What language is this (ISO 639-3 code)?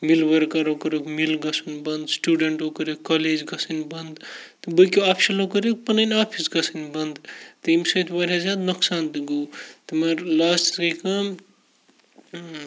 kas